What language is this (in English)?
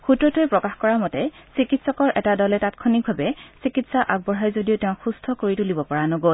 Assamese